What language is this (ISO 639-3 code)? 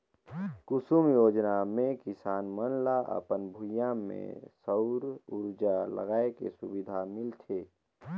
hne